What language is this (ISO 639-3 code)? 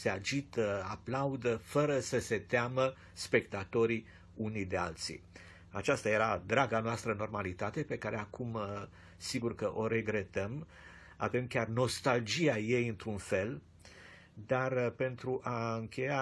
ron